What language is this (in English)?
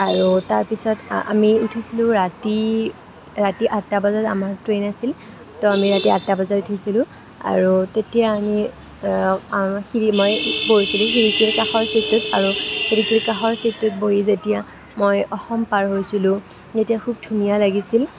Assamese